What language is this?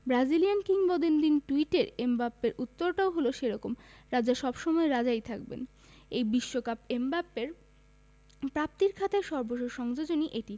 Bangla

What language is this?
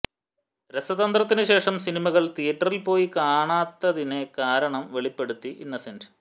Malayalam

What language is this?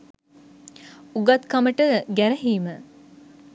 Sinhala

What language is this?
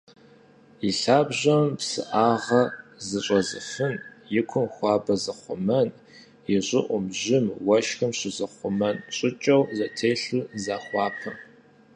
Kabardian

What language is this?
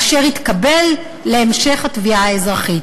Hebrew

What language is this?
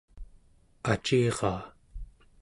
Central Yupik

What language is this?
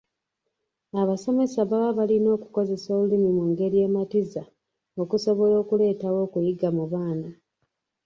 Ganda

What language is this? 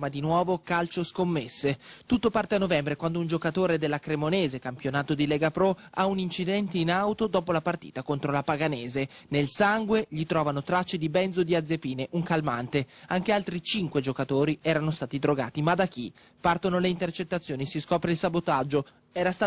Italian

